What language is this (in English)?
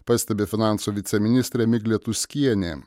Lithuanian